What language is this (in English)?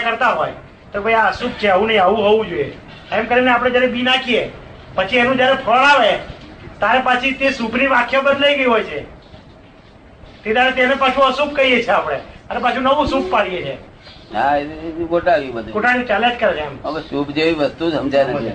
Gujarati